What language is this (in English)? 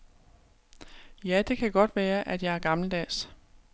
Danish